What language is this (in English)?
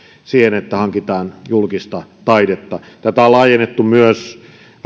Finnish